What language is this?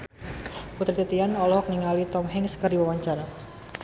Sundanese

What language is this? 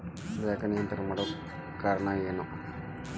Kannada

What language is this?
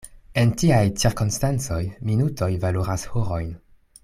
Esperanto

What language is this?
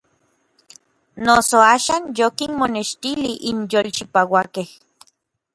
Orizaba Nahuatl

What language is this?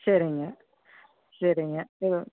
Tamil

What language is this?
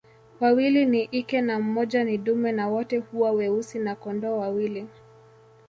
Swahili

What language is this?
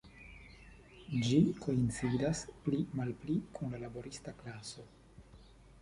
Esperanto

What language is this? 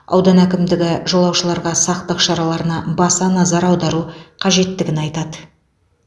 Kazakh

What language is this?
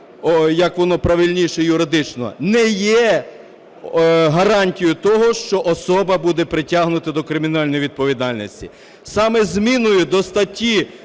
Ukrainian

